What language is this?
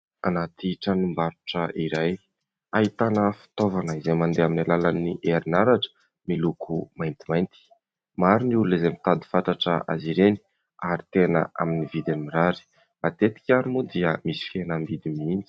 Malagasy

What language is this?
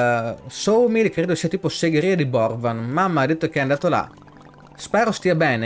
Italian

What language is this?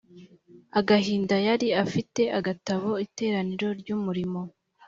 Kinyarwanda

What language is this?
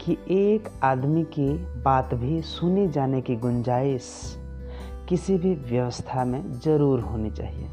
Hindi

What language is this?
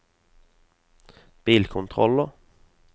Norwegian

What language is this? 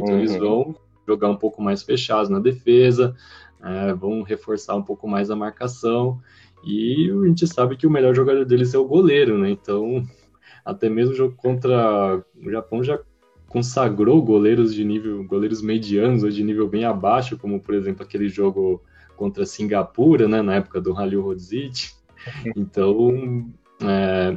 Portuguese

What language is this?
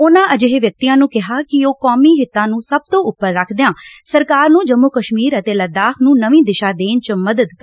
Punjabi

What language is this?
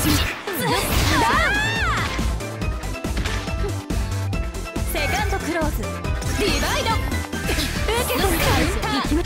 Japanese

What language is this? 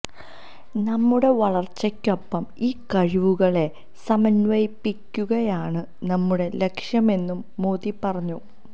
Malayalam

